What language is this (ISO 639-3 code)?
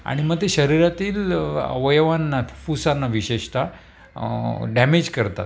mar